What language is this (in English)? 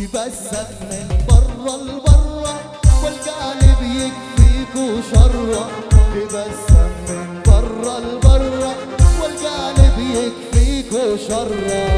Arabic